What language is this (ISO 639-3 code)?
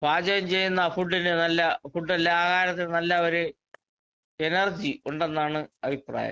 mal